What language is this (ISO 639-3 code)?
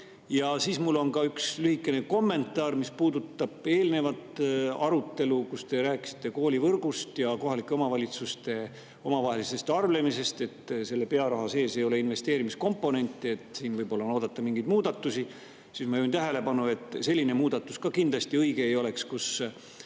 est